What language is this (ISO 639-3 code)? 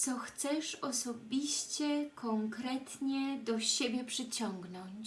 pol